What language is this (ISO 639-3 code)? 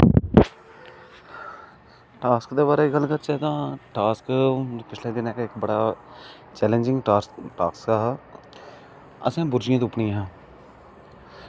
doi